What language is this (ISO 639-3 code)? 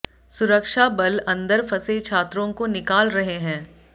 hin